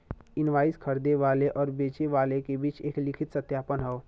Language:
Bhojpuri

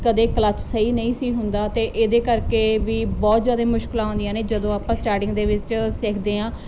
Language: Punjabi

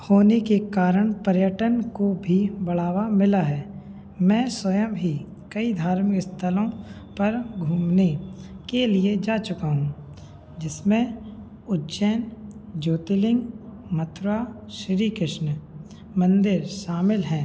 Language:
Hindi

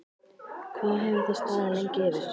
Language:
Icelandic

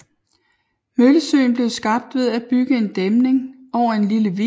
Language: Danish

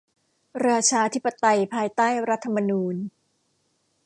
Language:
Thai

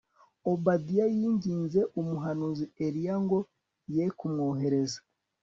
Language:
Kinyarwanda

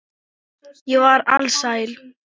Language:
Icelandic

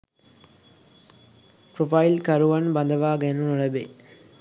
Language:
Sinhala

